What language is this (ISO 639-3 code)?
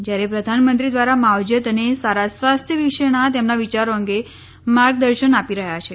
guj